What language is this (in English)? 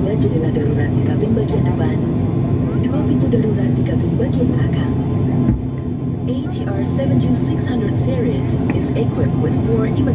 Indonesian